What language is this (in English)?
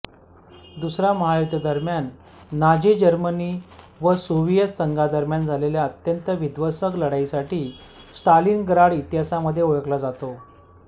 Marathi